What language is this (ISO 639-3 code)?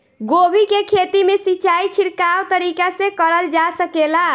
bho